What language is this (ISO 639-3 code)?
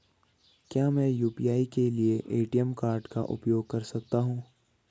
hin